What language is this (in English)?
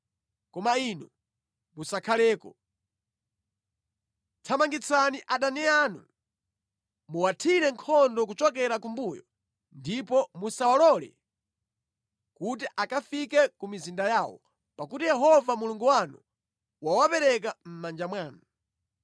Nyanja